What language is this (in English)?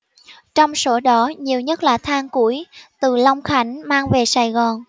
Vietnamese